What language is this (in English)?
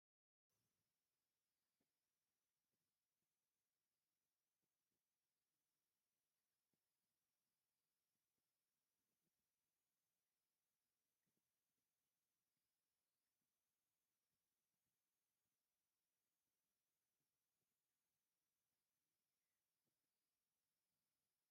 Tigrinya